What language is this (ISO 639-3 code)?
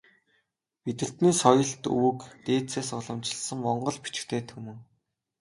mon